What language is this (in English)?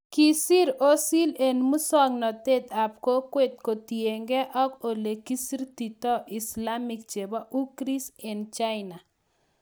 Kalenjin